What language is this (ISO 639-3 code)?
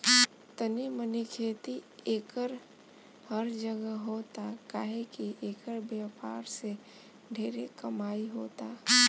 bho